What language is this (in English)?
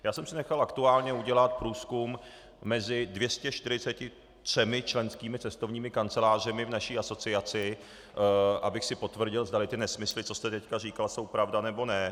Czech